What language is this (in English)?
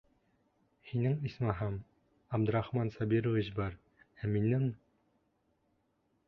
Bashkir